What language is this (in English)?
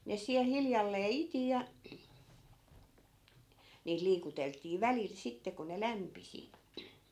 Finnish